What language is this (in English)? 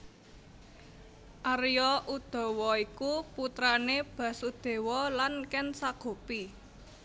Javanese